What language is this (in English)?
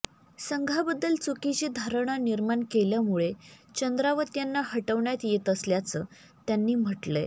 Marathi